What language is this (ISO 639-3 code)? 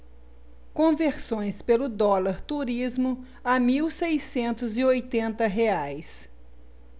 por